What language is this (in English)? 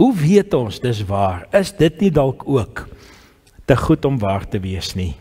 Dutch